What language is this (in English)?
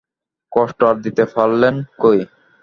Bangla